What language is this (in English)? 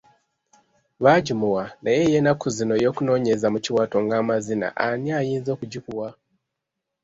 Ganda